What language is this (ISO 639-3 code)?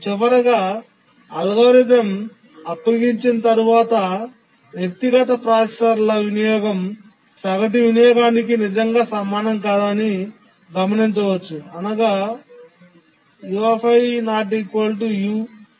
tel